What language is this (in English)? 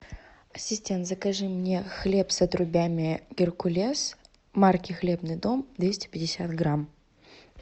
Russian